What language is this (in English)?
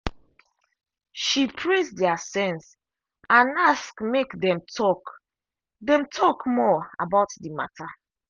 Nigerian Pidgin